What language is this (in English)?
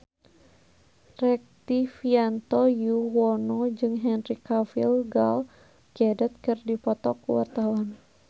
Sundanese